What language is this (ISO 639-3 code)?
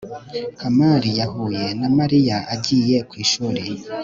kin